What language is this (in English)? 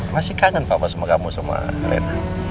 Indonesian